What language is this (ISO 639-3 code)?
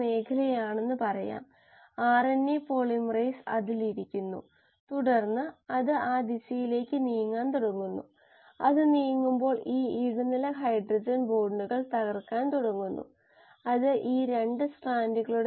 mal